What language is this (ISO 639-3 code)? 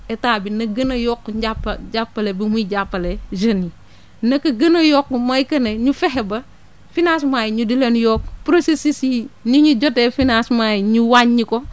wol